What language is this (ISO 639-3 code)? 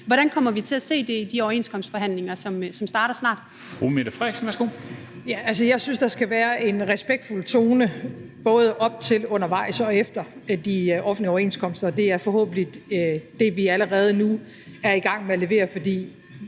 dan